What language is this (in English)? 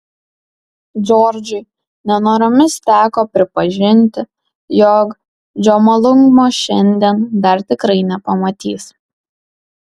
Lithuanian